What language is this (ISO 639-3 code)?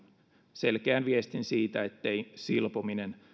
fin